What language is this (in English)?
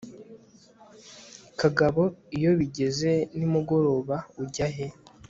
Kinyarwanda